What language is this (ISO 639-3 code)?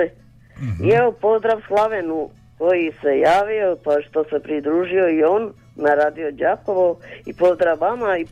hrv